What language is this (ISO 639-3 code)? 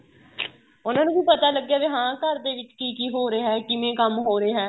pan